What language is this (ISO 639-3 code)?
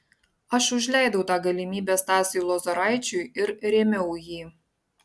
lit